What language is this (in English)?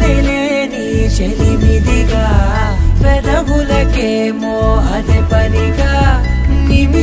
Hindi